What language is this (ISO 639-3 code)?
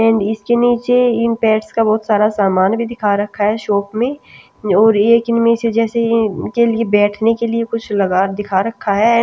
hin